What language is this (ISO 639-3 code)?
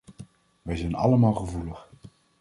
nld